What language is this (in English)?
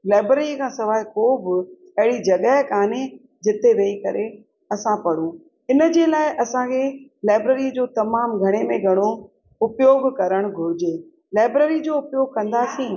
Sindhi